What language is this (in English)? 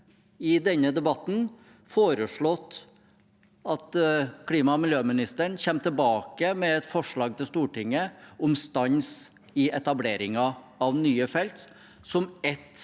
Norwegian